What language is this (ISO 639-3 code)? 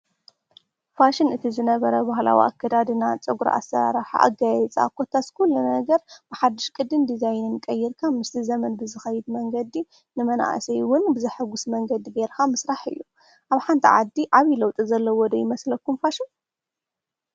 tir